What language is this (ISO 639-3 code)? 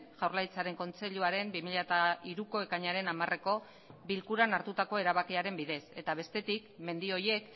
eus